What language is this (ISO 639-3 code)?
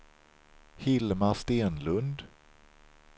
swe